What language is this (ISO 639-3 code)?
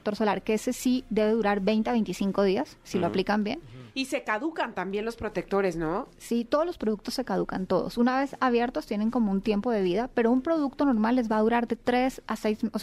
spa